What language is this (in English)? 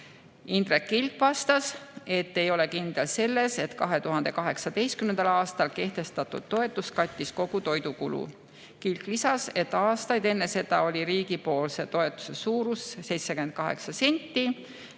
Estonian